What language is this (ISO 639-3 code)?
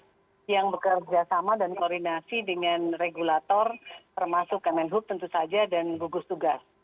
ind